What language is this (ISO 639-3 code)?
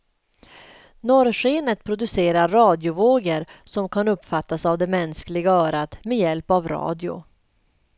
swe